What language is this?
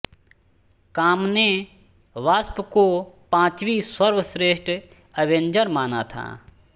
Hindi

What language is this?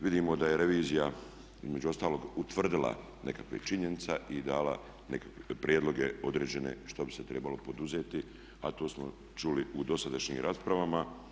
Croatian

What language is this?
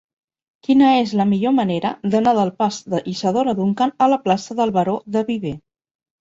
Catalan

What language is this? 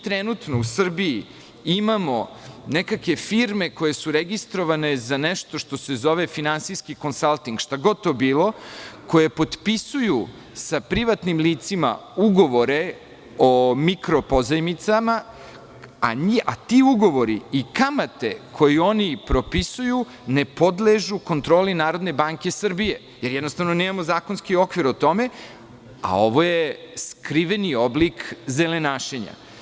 Serbian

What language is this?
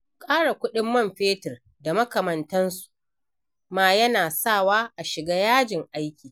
Hausa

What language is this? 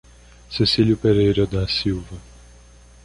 Portuguese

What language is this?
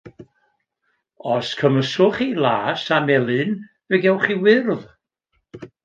Welsh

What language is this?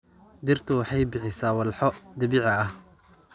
Somali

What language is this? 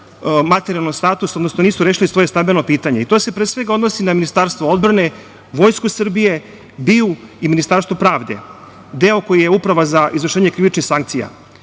Serbian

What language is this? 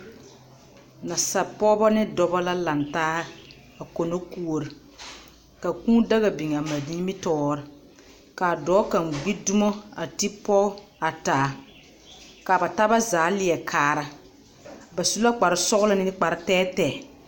Southern Dagaare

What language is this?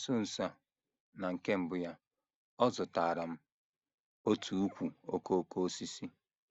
Igbo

